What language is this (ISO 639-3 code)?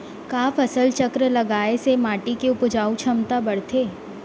hne